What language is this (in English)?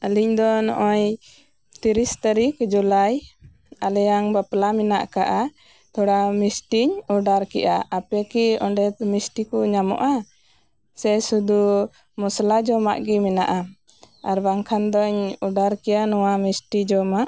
Santali